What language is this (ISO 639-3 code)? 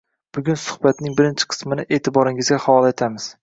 uzb